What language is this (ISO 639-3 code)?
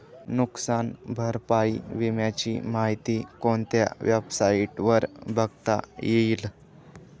mar